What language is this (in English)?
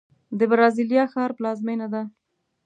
Pashto